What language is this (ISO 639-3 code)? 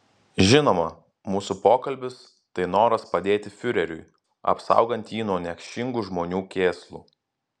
lit